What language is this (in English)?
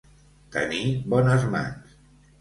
Catalan